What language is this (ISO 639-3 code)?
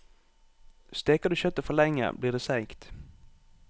nor